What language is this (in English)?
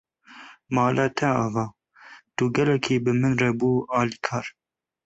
Kurdish